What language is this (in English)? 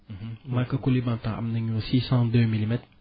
Wolof